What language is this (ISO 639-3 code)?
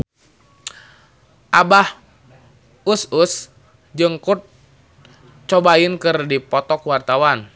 sun